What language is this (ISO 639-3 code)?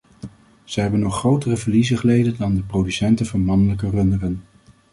nld